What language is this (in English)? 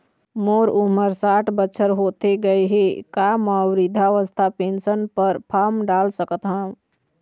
Chhattisgarhi